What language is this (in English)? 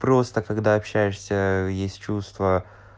Russian